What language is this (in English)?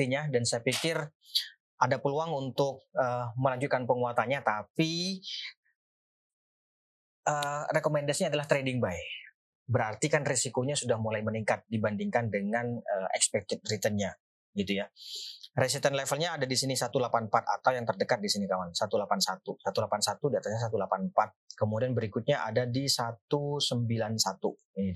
Indonesian